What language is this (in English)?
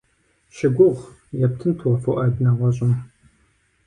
Kabardian